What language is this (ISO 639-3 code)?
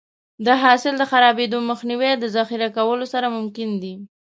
pus